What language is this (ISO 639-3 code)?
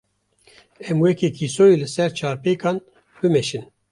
kur